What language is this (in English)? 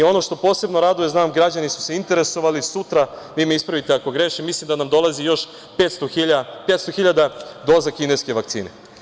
Serbian